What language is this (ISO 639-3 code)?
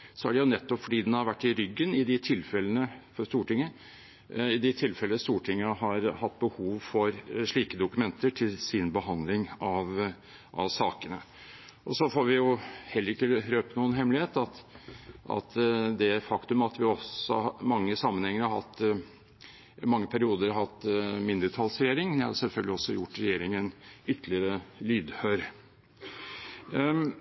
nob